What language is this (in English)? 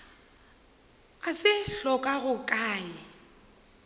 Northern Sotho